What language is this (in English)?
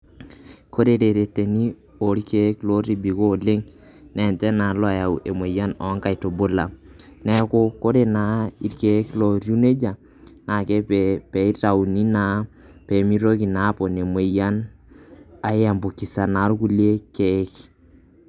Masai